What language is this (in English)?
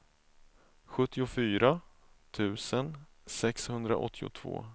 Swedish